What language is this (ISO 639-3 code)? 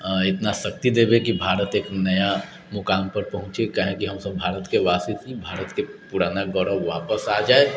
mai